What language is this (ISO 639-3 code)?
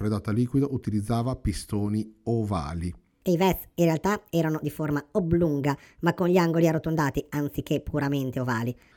ita